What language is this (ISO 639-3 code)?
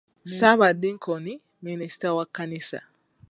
lug